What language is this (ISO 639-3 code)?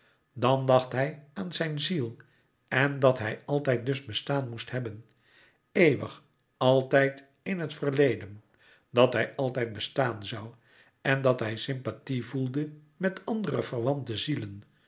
nld